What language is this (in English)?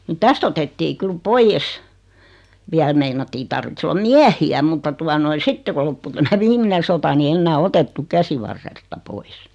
Finnish